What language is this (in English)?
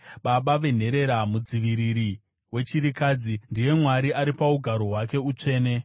Shona